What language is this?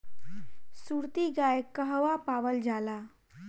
Bhojpuri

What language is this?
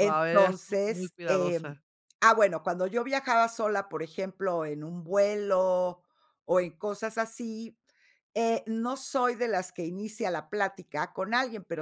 Spanish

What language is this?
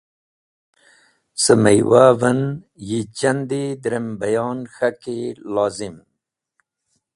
Wakhi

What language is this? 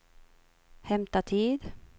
Swedish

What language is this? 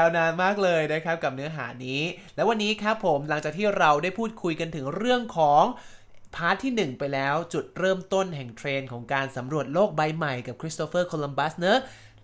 Thai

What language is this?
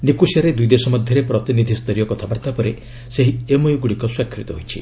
Odia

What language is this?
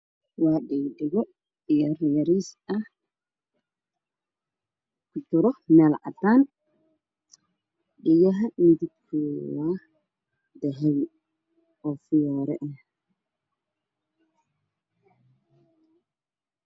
Somali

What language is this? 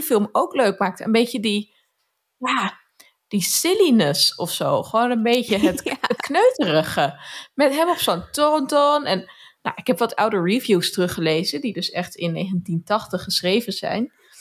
Dutch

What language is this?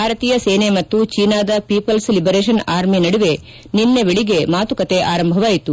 Kannada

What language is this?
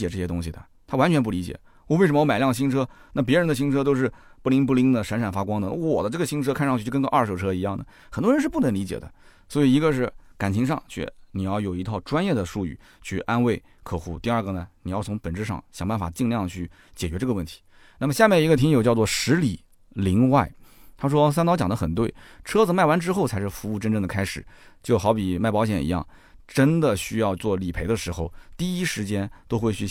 Chinese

